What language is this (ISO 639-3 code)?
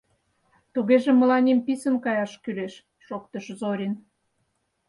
chm